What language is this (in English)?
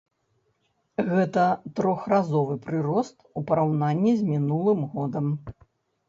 Belarusian